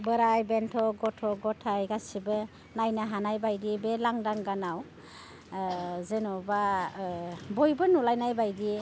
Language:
Bodo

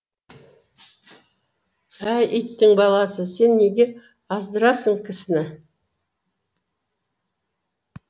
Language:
Kazakh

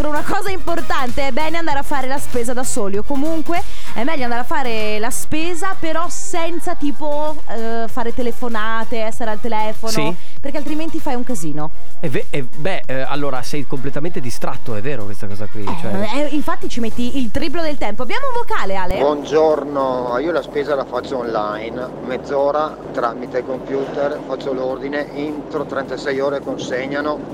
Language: Italian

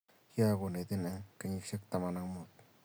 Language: Kalenjin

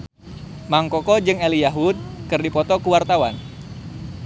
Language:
Sundanese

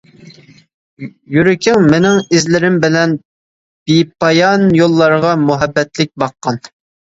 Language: Uyghur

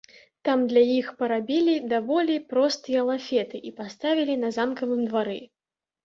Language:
Belarusian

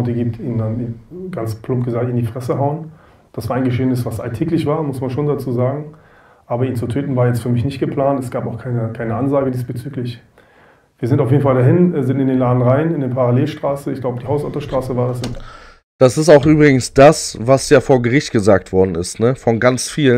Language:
German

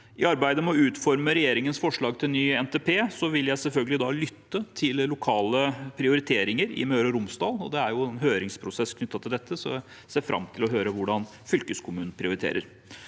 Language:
Norwegian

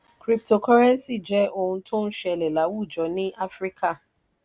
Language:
Yoruba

